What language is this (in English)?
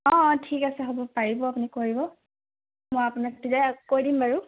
Assamese